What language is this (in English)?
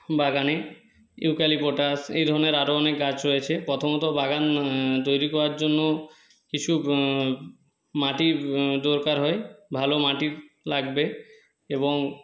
Bangla